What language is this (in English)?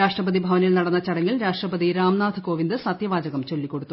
Malayalam